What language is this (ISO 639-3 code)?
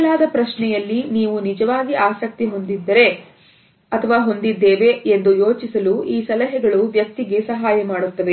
kan